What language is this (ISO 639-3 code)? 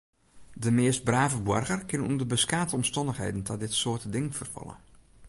fry